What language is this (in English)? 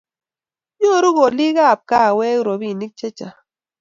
Kalenjin